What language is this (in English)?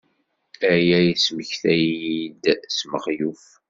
Kabyle